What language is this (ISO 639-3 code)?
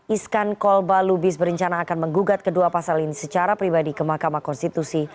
ind